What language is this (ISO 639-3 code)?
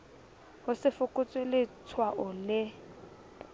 sot